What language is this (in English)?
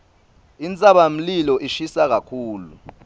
Swati